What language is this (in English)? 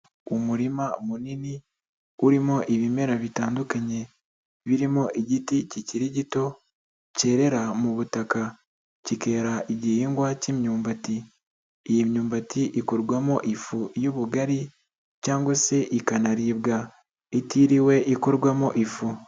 Kinyarwanda